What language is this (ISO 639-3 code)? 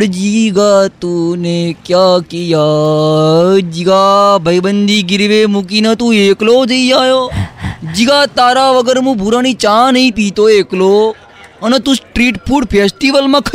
guj